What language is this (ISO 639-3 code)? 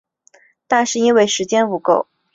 zho